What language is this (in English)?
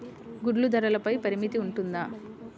Telugu